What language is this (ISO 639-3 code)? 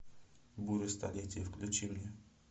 rus